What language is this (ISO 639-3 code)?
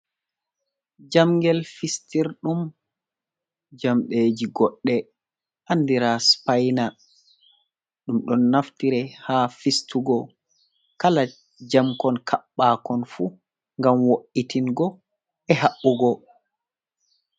ful